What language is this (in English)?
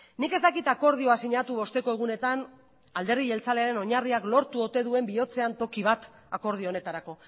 Basque